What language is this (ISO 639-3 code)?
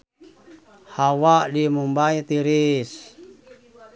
sun